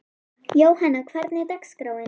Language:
Icelandic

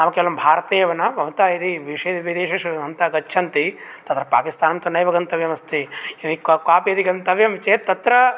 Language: Sanskrit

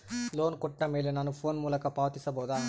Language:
Kannada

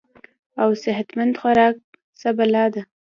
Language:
Pashto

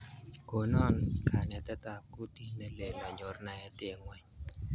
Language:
Kalenjin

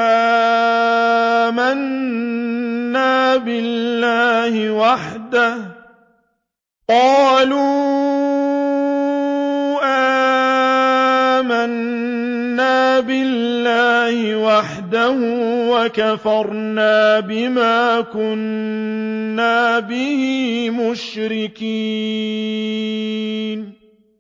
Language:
Arabic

